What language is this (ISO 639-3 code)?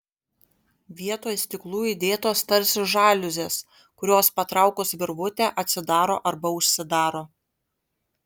lit